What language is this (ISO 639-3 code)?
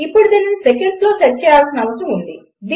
tel